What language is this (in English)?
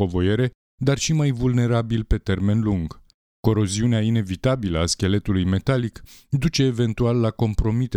Romanian